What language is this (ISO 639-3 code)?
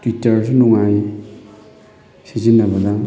mni